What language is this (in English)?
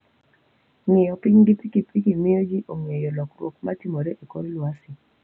Luo (Kenya and Tanzania)